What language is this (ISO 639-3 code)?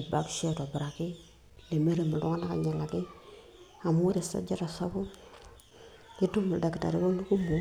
mas